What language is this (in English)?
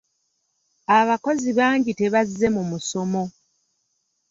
Ganda